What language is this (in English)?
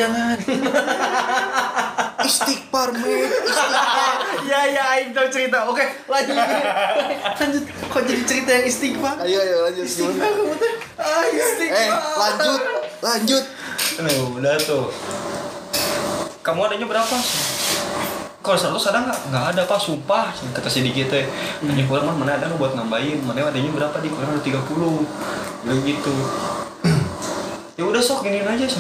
Indonesian